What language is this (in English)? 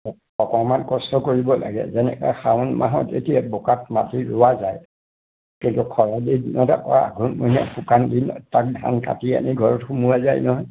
Assamese